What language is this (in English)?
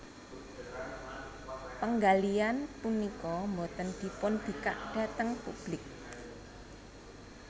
Javanese